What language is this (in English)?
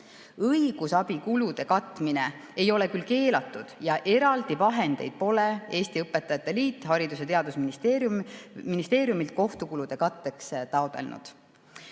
Estonian